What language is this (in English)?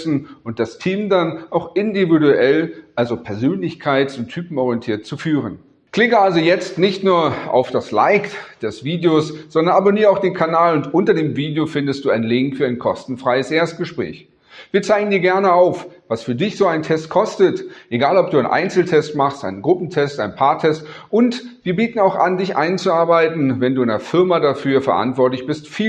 German